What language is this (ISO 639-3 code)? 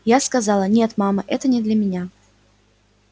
rus